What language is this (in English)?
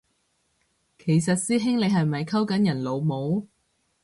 Cantonese